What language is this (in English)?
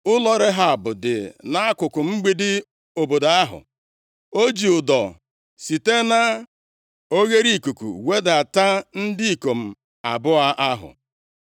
Igbo